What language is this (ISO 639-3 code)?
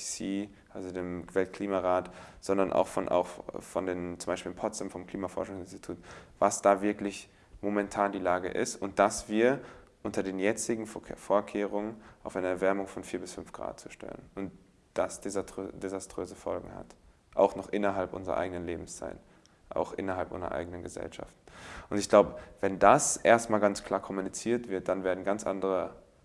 deu